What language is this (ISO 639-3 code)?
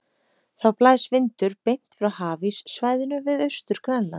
isl